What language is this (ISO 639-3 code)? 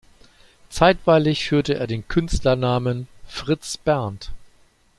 deu